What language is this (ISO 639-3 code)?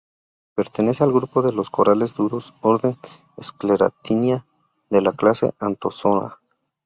spa